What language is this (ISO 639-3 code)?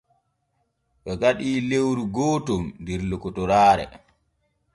fue